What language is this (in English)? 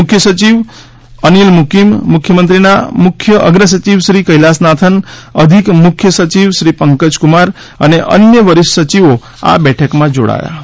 Gujarati